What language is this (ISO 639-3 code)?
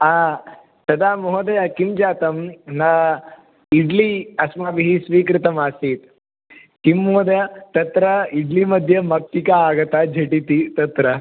san